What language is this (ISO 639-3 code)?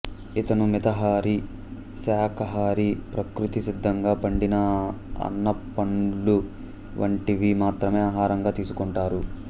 tel